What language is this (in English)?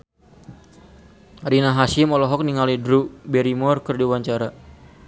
Sundanese